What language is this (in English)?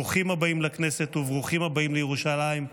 Hebrew